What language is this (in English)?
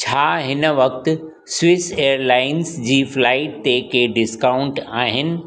Sindhi